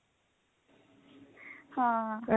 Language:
Punjabi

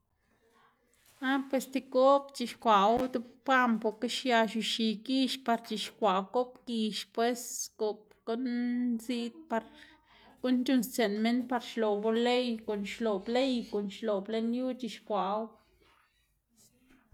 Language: Xanaguía Zapotec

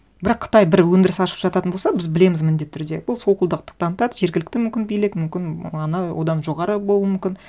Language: Kazakh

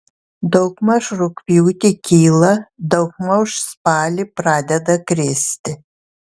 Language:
Lithuanian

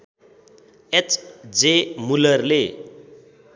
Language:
Nepali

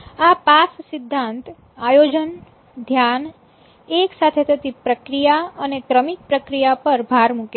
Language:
Gujarati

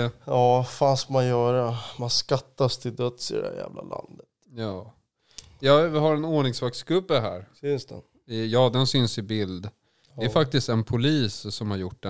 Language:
Swedish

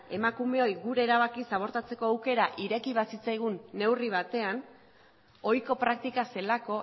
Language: Basque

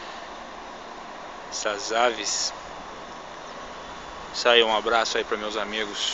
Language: Portuguese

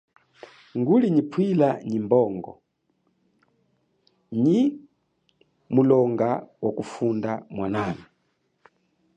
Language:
Chokwe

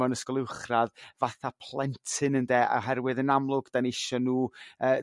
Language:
Welsh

